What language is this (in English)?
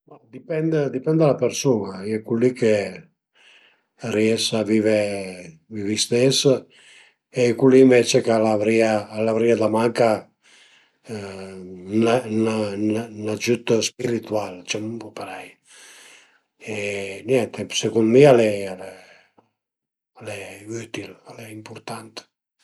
Piedmontese